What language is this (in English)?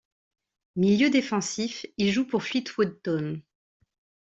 French